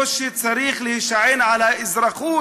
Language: Hebrew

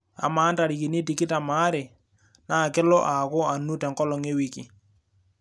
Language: Masai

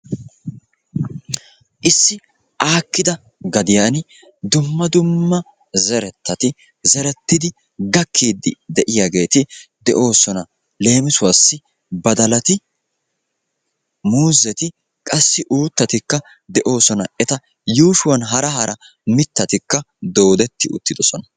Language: Wolaytta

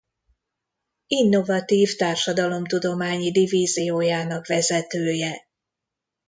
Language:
Hungarian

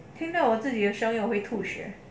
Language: English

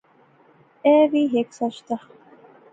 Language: Pahari-Potwari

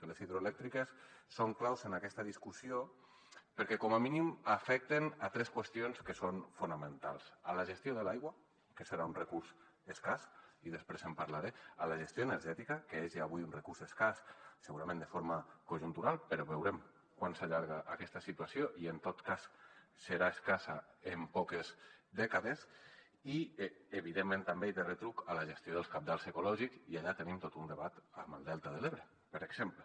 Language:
Catalan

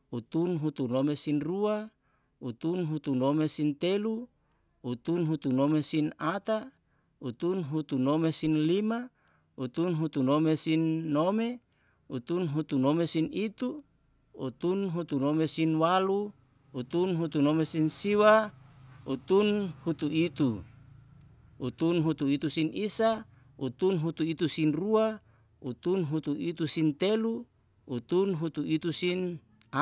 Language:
Yalahatan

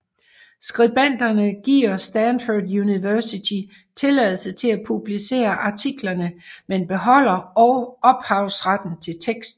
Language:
Danish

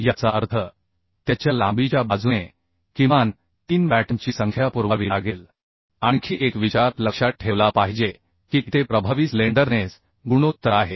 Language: Marathi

